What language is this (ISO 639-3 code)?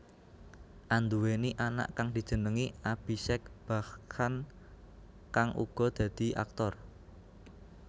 jav